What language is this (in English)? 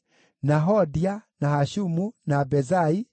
Kikuyu